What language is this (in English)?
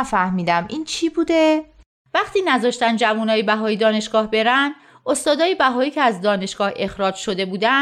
Persian